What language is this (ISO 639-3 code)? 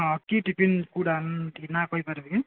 ori